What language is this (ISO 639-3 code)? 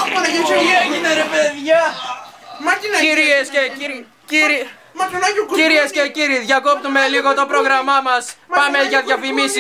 ell